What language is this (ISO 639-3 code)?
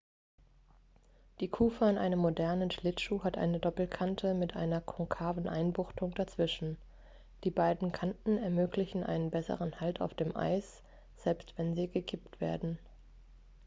deu